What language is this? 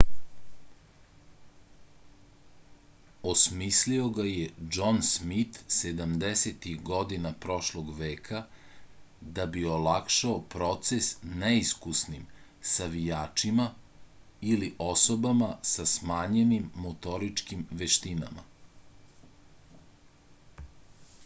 Serbian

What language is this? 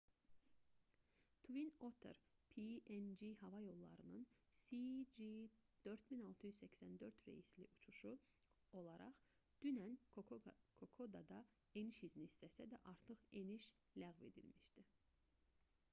Azerbaijani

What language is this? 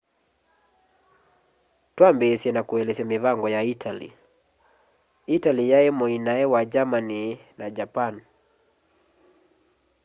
Kamba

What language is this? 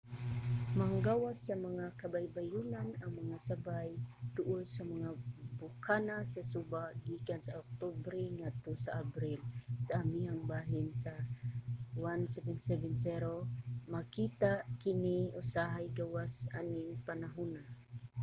Cebuano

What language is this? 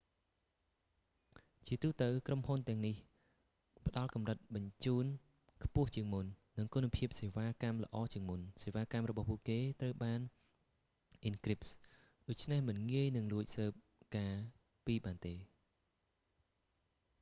Khmer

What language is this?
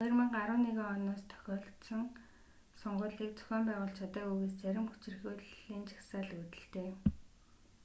Mongolian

